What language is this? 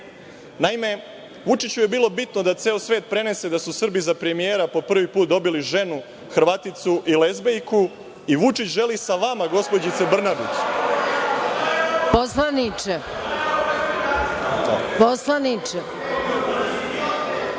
Serbian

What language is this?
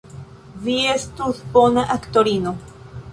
Esperanto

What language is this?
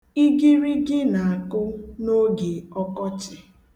Igbo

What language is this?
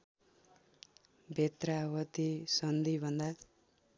Nepali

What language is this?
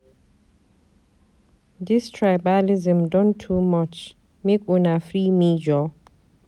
Nigerian Pidgin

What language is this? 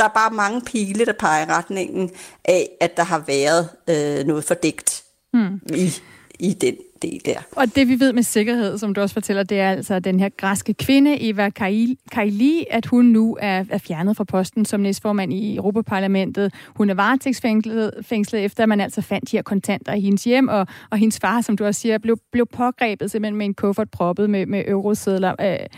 Danish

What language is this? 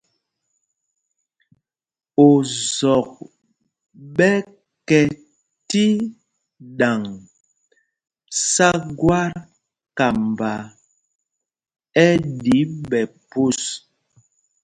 Mpumpong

